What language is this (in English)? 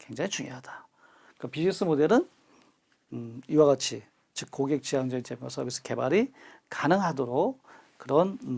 Korean